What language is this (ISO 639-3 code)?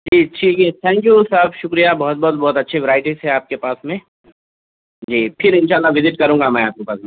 urd